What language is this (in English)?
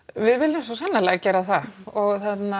Icelandic